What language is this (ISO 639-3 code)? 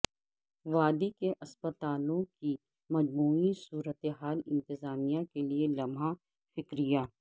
urd